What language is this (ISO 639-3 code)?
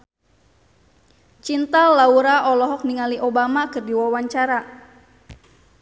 sun